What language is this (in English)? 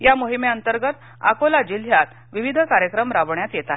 Marathi